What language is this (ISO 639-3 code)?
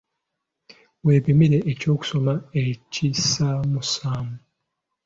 lug